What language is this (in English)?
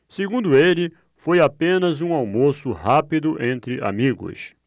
Portuguese